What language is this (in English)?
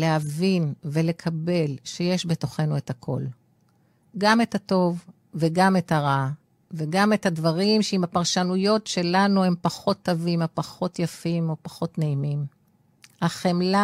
Hebrew